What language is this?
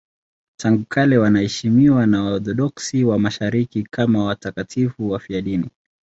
Swahili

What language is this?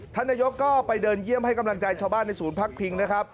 Thai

